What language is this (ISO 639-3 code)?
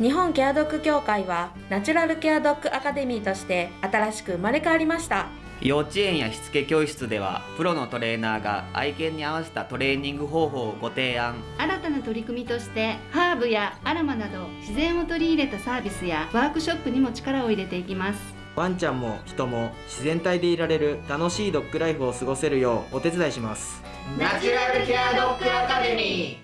jpn